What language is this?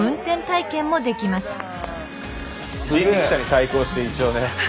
Japanese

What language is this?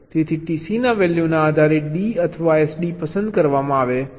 Gujarati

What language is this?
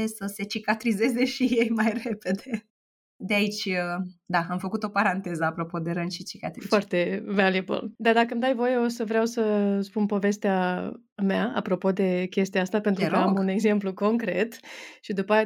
Romanian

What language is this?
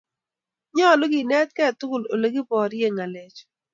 Kalenjin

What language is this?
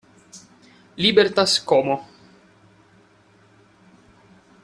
Italian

